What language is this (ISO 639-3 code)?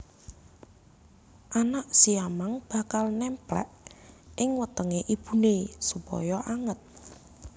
jav